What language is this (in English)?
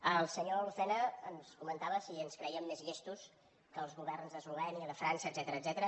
Catalan